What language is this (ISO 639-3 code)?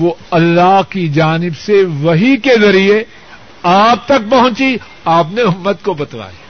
urd